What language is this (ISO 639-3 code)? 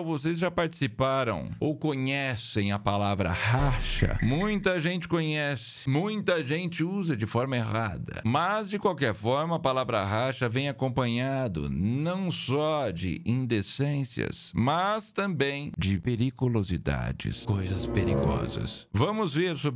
por